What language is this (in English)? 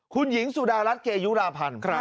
Thai